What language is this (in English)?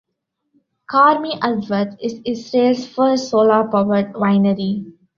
English